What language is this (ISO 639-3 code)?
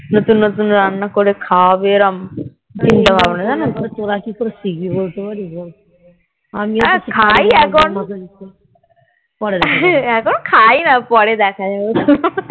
ben